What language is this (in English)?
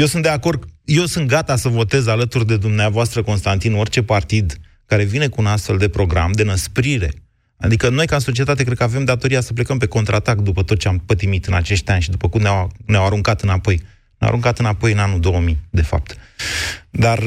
Romanian